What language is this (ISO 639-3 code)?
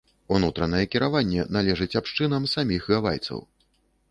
bel